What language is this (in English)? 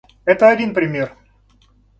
Russian